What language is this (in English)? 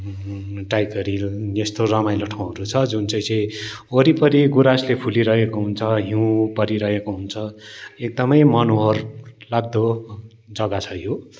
Nepali